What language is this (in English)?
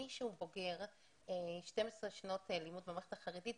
Hebrew